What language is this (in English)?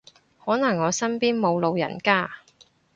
Cantonese